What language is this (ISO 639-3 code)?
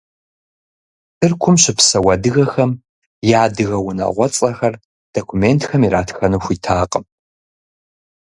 kbd